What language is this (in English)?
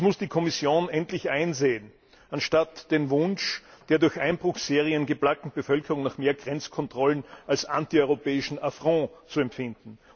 German